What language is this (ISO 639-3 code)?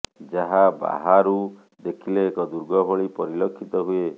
ori